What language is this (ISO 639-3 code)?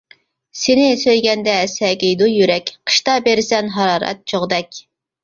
uig